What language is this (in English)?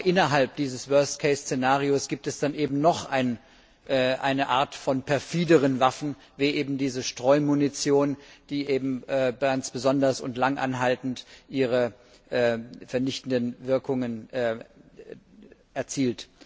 German